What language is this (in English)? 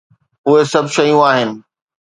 Sindhi